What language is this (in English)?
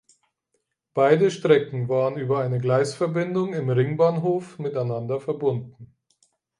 German